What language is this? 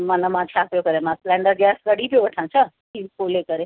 Sindhi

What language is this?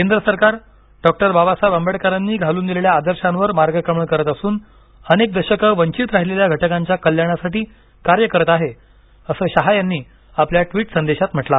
Marathi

